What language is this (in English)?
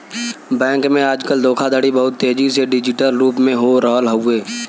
Bhojpuri